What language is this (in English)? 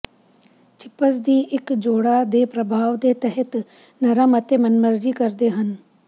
Punjabi